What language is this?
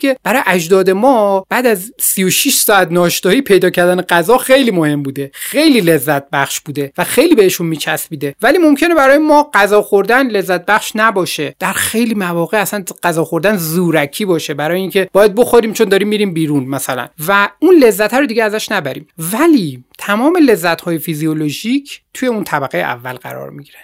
Persian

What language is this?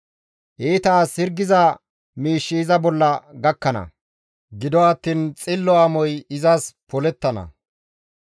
Gamo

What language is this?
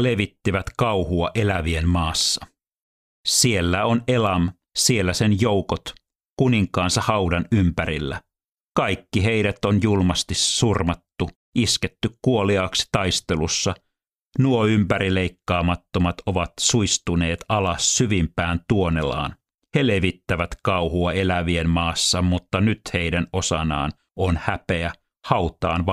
Finnish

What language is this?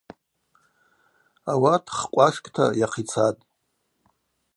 Abaza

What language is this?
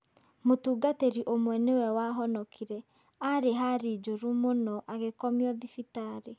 Kikuyu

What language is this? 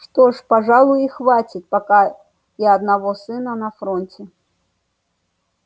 Russian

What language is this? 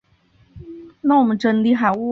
Chinese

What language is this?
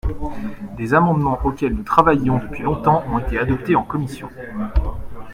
French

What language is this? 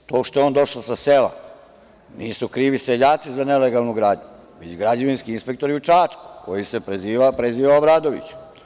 Serbian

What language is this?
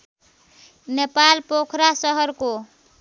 Nepali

